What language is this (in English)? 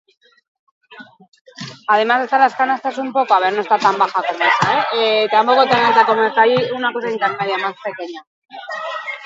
Basque